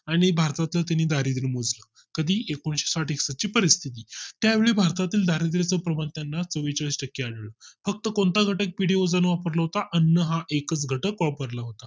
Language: Marathi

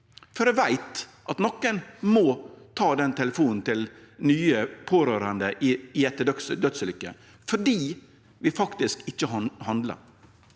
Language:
Norwegian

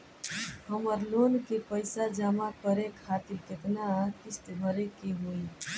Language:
Bhojpuri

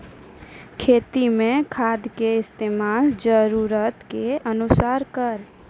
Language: Maithili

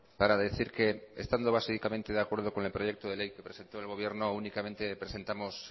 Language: Spanish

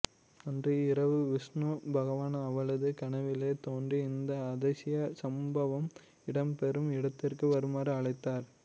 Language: Tamil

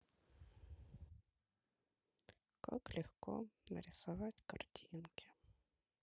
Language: Russian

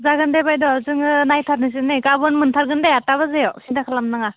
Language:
Bodo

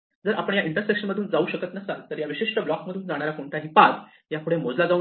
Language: Marathi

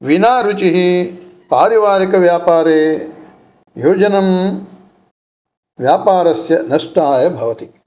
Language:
Sanskrit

